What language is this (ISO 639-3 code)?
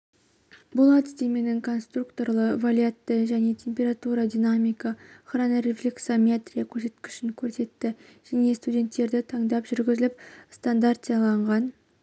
kaz